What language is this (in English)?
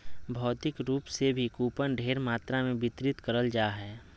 Magahi